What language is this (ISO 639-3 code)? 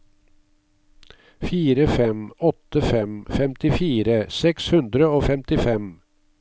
nor